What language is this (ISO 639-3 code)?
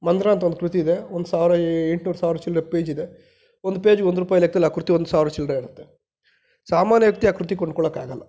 kan